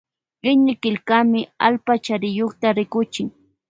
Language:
Loja Highland Quichua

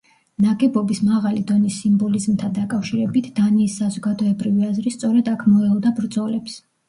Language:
Georgian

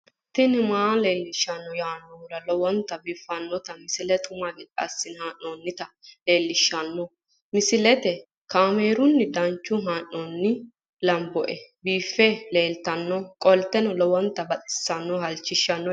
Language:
Sidamo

